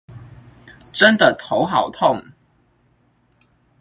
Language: Chinese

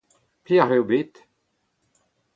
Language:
Breton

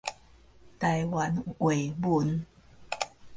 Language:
Min Nan Chinese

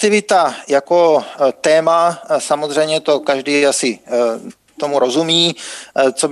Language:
Czech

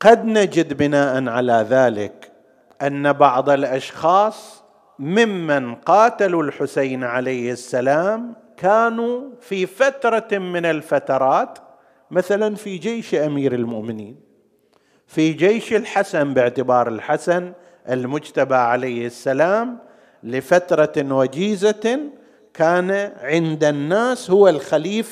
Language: Arabic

